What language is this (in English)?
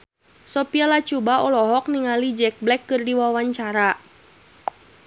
Sundanese